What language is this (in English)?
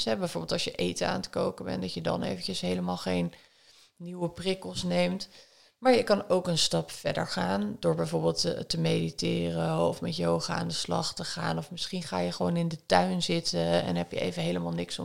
Dutch